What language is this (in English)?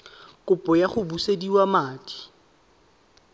Tswana